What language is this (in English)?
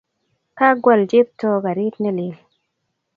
Kalenjin